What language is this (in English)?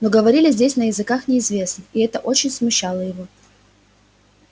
Russian